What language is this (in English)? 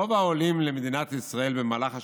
Hebrew